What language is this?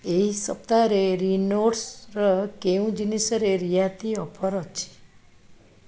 Odia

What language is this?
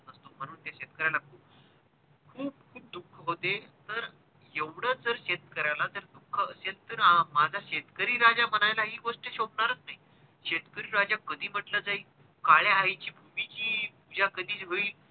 Marathi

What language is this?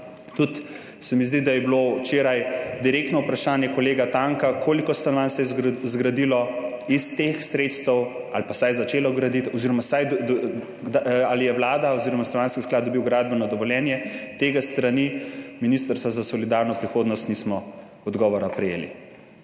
Slovenian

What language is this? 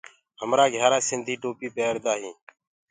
Gurgula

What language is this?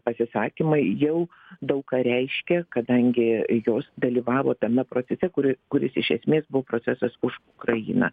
Lithuanian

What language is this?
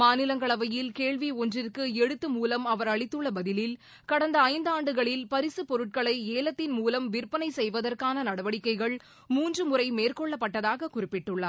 Tamil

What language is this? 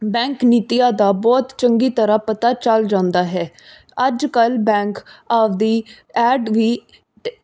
Punjabi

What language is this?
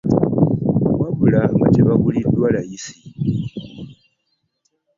Ganda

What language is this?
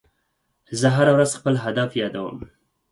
Pashto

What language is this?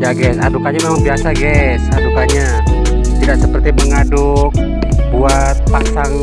Indonesian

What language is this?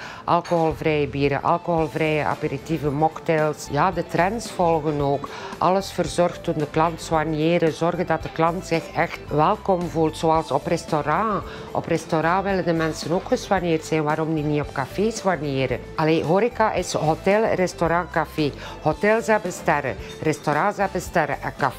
Dutch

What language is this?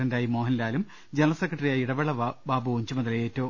Malayalam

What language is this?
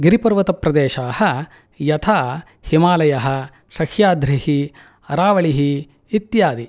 Sanskrit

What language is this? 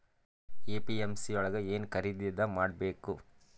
Kannada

